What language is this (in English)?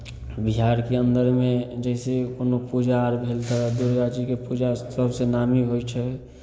Maithili